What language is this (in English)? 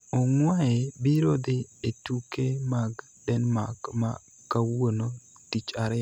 Luo (Kenya and Tanzania)